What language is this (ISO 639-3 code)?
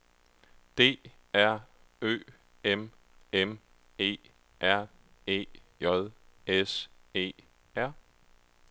dan